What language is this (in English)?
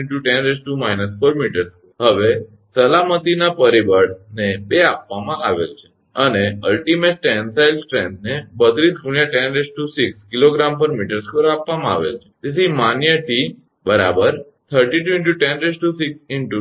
Gujarati